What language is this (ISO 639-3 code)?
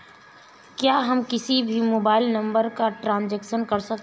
hin